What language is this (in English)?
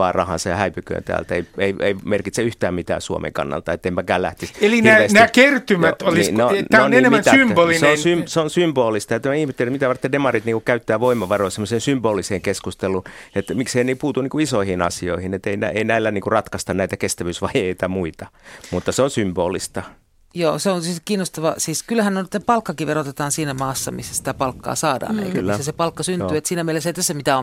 Finnish